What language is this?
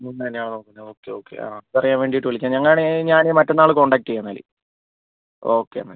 Malayalam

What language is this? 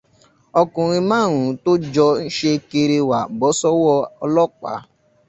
Yoruba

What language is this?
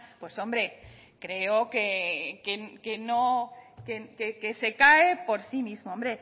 Spanish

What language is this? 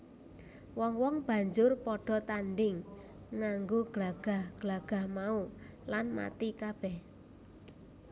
Javanese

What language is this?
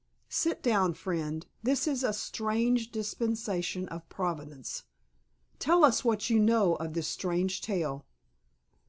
English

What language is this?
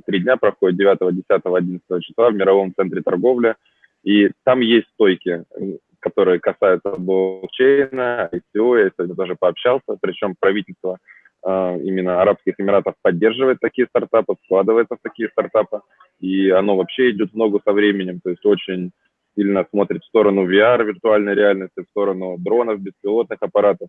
Russian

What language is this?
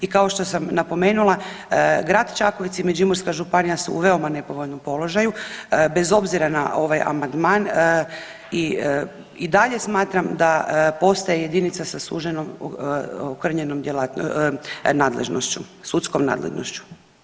Croatian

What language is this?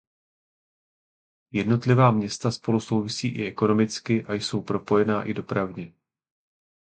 Czech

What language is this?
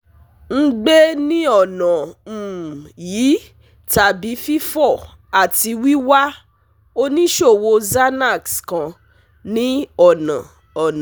Yoruba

